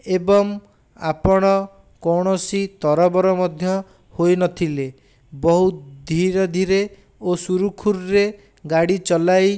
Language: Odia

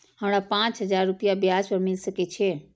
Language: Maithili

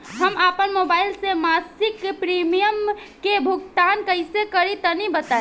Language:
Bhojpuri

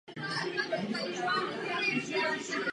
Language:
Czech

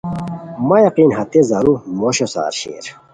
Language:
Khowar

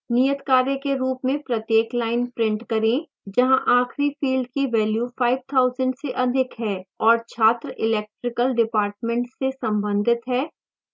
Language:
Hindi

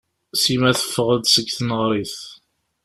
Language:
Kabyle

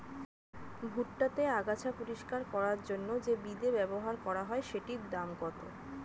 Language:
Bangla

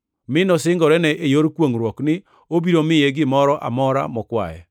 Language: Luo (Kenya and Tanzania)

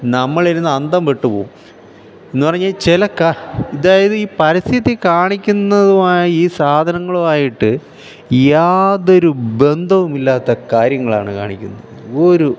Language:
Malayalam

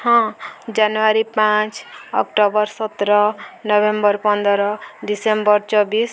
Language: Odia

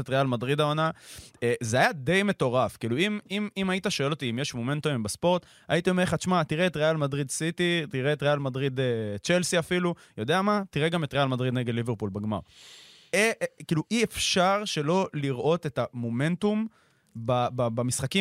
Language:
Hebrew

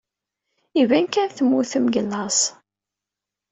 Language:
Kabyle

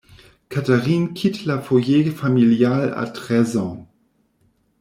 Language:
French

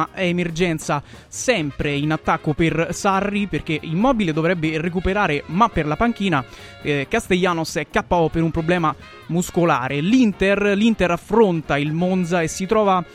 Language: Italian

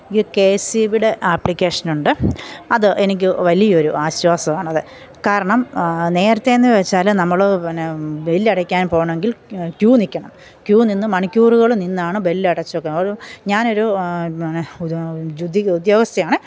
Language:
Malayalam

